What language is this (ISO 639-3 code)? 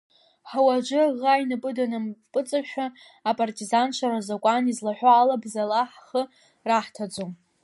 abk